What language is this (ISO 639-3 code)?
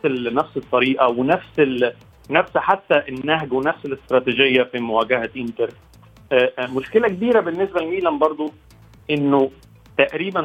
ara